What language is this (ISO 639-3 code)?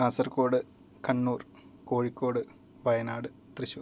san